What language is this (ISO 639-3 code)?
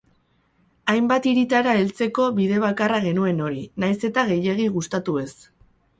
eus